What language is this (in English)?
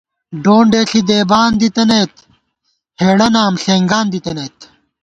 Gawar-Bati